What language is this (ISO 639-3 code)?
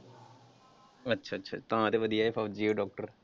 pan